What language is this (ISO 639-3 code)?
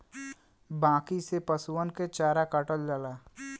bho